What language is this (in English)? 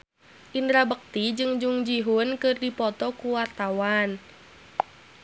Sundanese